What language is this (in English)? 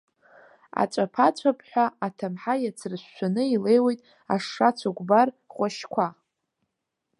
Abkhazian